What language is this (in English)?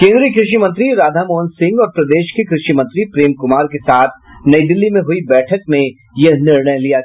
Hindi